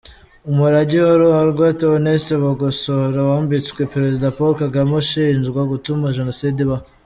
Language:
Kinyarwanda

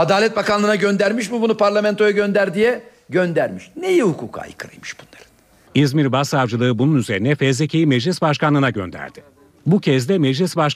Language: Turkish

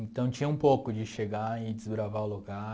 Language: Portuguese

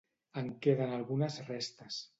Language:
Catalan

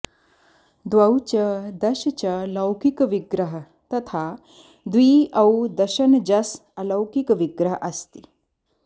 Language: Sanskrit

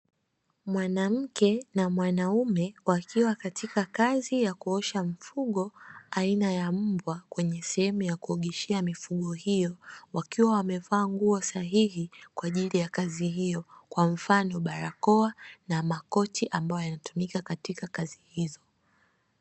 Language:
Swahili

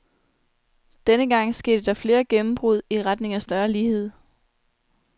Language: Danish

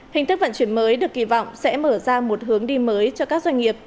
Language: Vietnamese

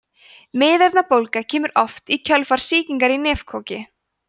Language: Icelandic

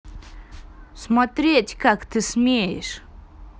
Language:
Russian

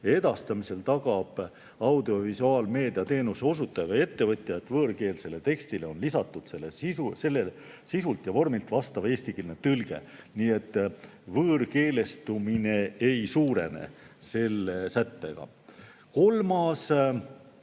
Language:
Estonian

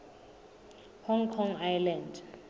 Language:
Southern Sotho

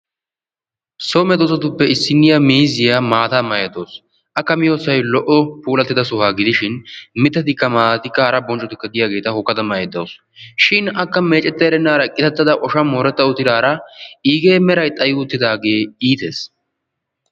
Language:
Wolaytta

